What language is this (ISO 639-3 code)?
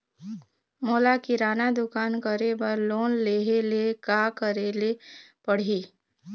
hne